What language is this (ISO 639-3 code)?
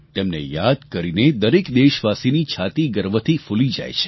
guj